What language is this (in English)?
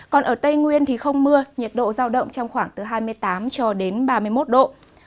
Vietnamese